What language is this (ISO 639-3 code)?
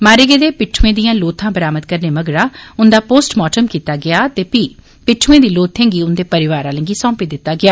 doi